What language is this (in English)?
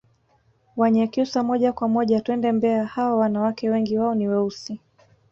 Swahili